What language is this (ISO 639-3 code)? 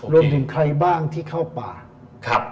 tha